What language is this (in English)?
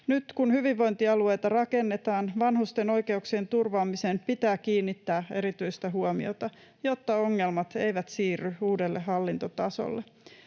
Finnish